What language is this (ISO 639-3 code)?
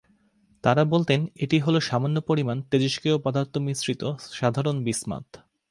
ben